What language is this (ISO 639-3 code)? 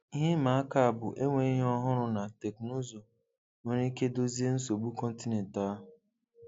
ibo